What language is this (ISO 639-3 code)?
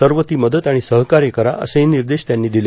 mar